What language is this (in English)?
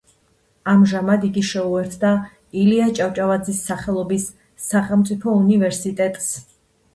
Georgian